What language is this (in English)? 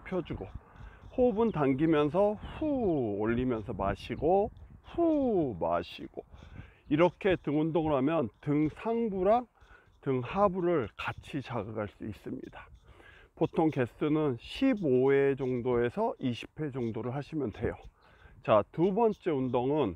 Korean